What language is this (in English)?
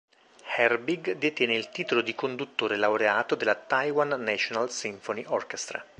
Italian